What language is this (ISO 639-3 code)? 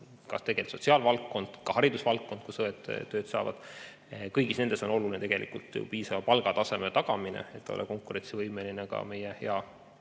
est